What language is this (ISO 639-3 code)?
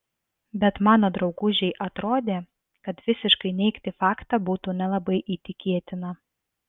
lit